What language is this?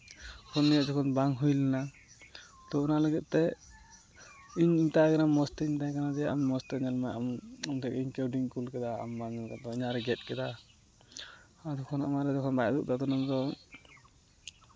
Santali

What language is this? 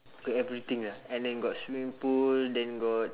English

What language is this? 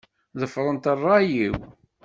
Kabyle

